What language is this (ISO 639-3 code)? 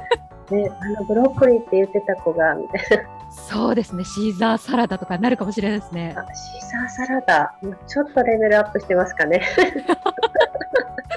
jpn